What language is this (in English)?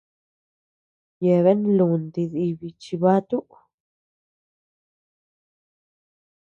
Tepeuxila Cuicatec